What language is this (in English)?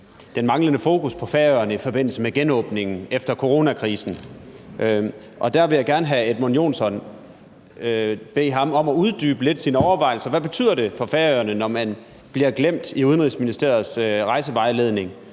Danish